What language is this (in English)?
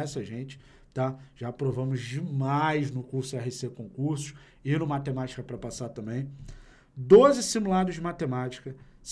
Portuguese